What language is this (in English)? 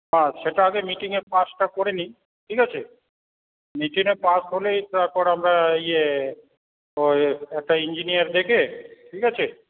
Bangla